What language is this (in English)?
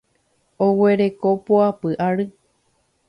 Guarani